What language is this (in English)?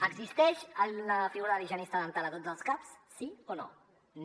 Catalan